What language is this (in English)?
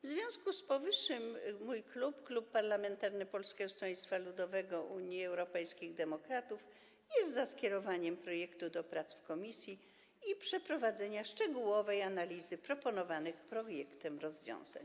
Polish